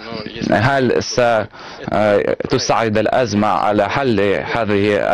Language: Arabic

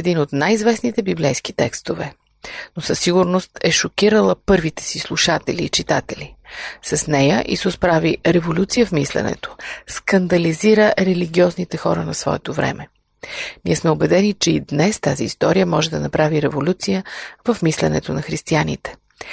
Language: Bulgarian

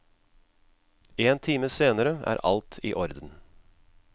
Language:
Norwegian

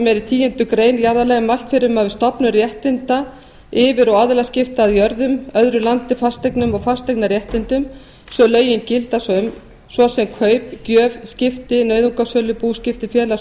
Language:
Icelandic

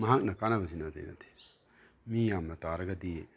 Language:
Manipuri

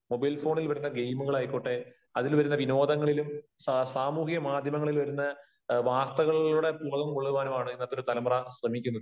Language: Malayalam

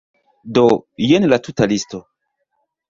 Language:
Esperanto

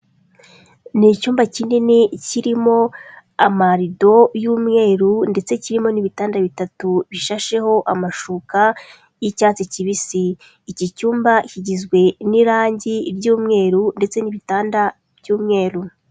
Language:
Kinyarwanda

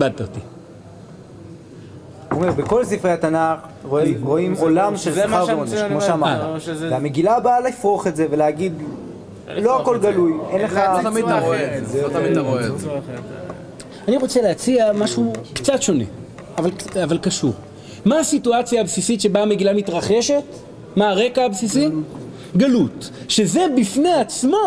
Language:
Hebrew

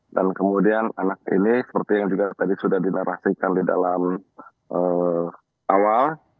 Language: Indonesian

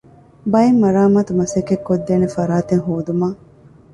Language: Divehi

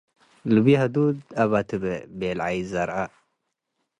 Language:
Tigre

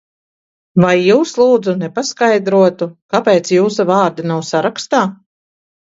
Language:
Latvian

